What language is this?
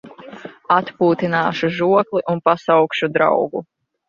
Latvian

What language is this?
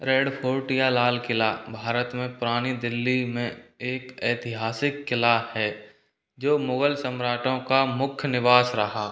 Hindi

